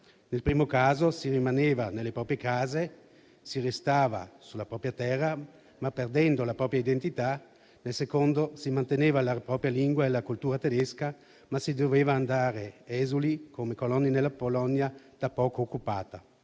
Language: Italian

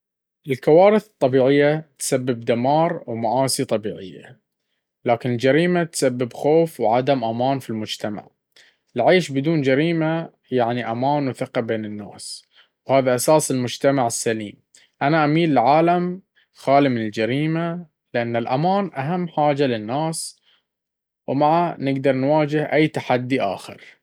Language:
Baharna Arabic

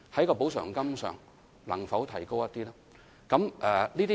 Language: Cantonese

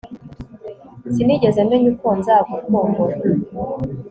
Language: Kinyarwanda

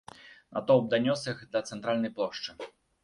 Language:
Belarusian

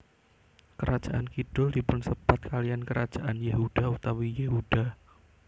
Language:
Javanese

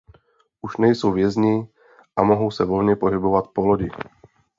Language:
Czech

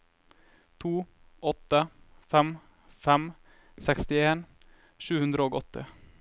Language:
Norwegian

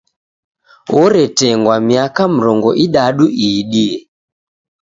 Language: Taita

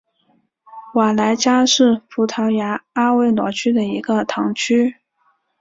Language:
Chinese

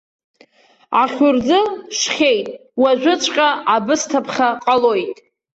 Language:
Abkhazian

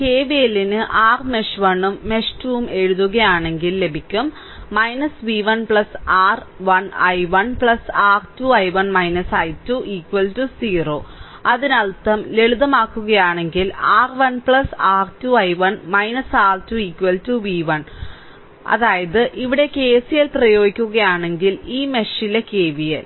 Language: Malayalam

